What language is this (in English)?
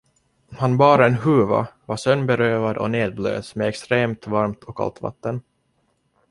Swedish